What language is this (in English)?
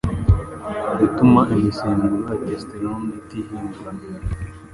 Kinyarwanda